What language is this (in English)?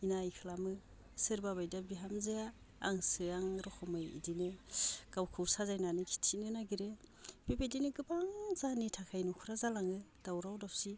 Bodo